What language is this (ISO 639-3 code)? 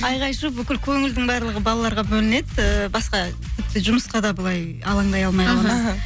kaz